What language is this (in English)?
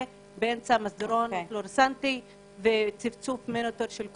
Hebrew